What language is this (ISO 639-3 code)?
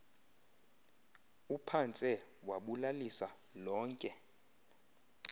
xho